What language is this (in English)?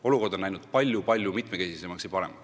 Estonian